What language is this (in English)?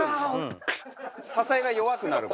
Japanese